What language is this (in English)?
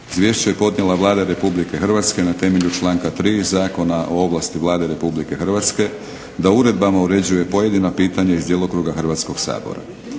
Croatian